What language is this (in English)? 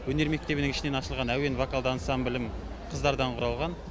Kazakh